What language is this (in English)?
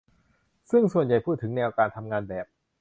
Thai